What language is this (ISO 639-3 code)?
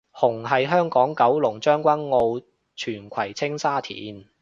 yue